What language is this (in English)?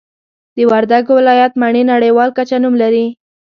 Pashto